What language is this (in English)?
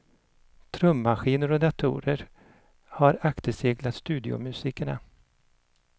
Swedish